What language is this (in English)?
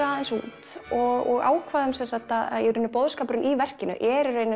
Icelandic